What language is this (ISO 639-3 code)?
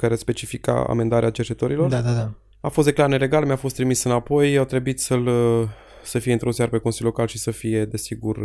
ron